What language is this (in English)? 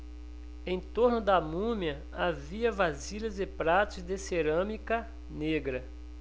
Portuguese